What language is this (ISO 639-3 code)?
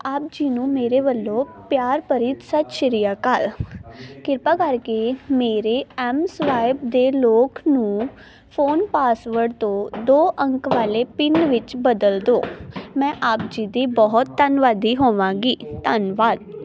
pan